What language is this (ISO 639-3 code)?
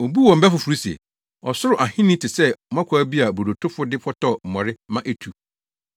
aka